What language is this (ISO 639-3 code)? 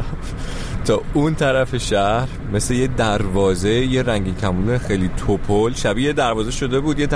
fas